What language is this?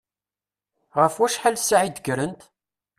Kabyle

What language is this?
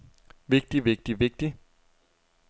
Danish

